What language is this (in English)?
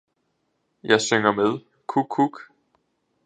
Danish